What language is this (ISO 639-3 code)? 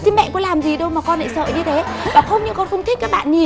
vie